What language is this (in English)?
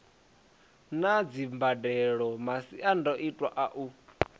Venda